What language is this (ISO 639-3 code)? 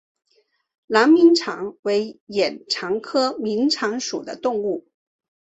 zho